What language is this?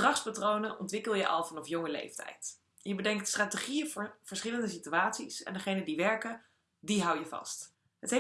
Dutch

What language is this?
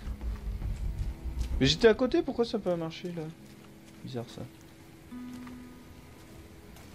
French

